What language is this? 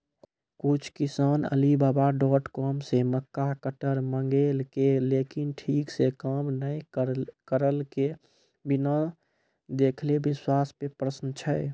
Maithili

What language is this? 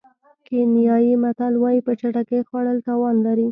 Pashto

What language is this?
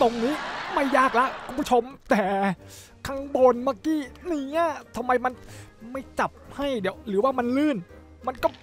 Thai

